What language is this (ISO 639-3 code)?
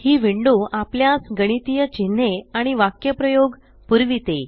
mar